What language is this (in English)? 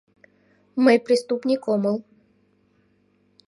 Mari